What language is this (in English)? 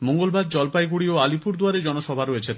Bangla